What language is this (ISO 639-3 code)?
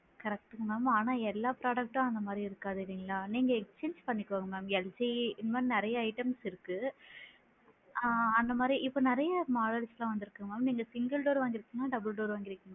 tam